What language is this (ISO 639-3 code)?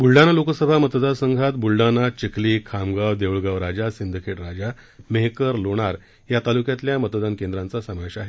mar